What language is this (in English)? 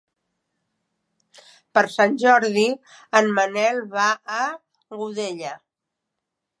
Catalan